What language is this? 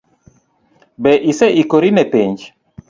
Luo (Kenya and Tanzania)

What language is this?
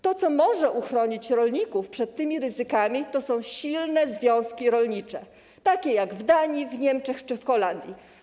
Polish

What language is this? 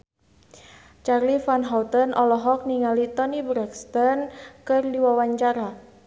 Sundanese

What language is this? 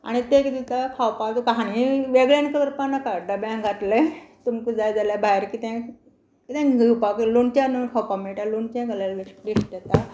Konkani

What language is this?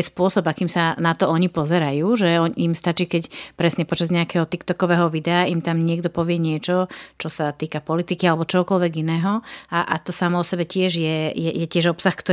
Slovak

